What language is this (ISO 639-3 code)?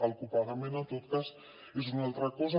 cat